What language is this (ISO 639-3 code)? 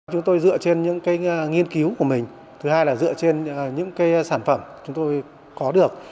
vie